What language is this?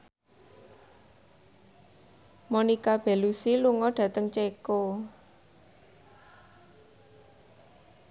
Javanese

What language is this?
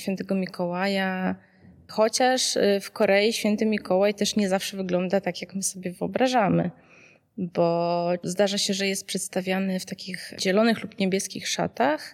Polish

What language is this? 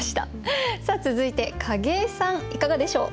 Japanese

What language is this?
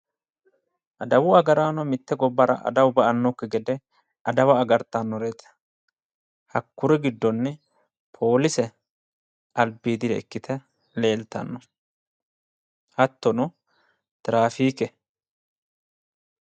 Sidamo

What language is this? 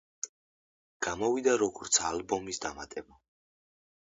Georgian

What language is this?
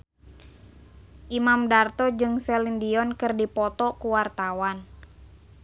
Sundanese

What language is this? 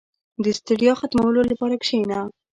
Pashto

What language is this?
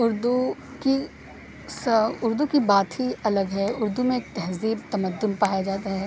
Urdu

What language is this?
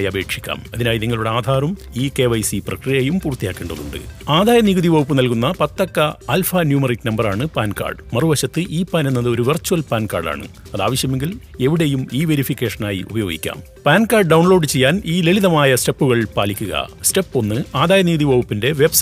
Malayalam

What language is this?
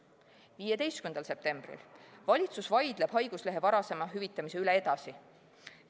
Estonian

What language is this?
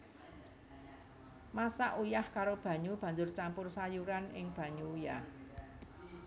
Javanese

